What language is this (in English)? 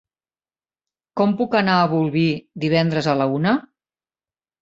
Catalan